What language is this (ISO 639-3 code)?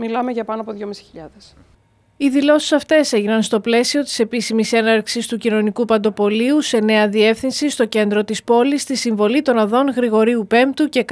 ell